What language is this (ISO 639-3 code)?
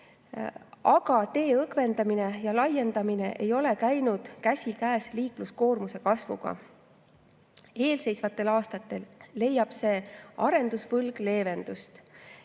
est